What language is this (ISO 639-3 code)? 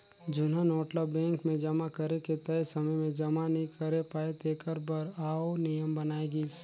hne